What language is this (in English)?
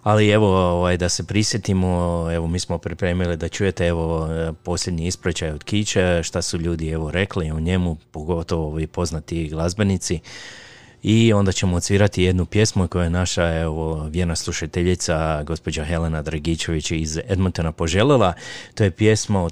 Croatian